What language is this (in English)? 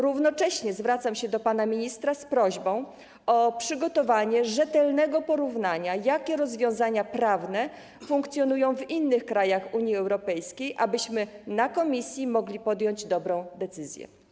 Polish